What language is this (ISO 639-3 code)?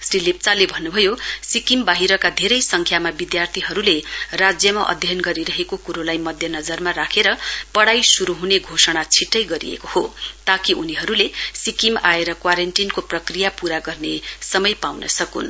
nep